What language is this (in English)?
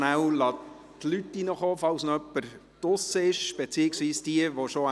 Swiss German